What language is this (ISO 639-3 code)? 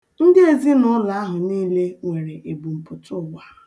ibo